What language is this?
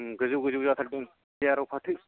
Bodo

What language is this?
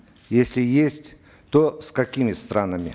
Kazakh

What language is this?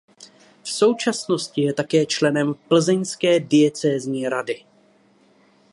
Czech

